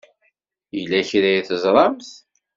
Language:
Kabyle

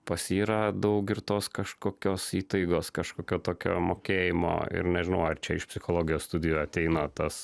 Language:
Lithuanian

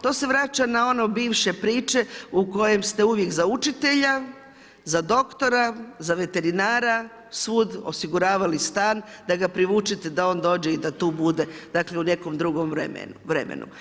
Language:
Croatian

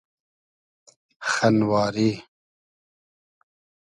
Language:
Hazaragi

